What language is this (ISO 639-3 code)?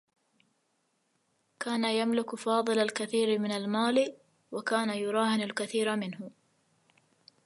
ara